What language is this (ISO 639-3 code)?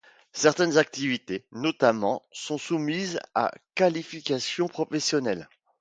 fra